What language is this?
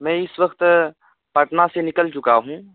Urdu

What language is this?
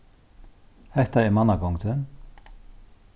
Faroese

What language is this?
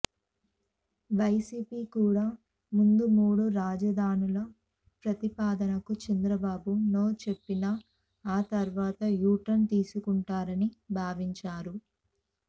Telugu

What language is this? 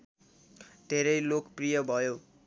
Nepali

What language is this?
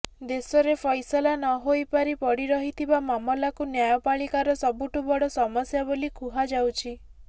Odia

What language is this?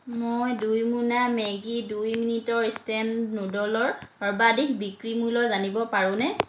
Assamese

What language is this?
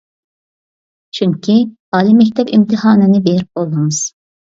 Uyghur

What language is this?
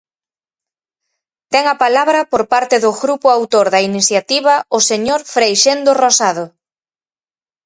Galician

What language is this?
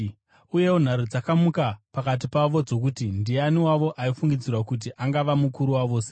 Shona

